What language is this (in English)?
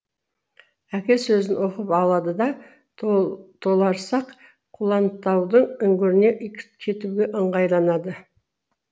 Kazakh